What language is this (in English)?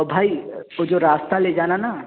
Urdu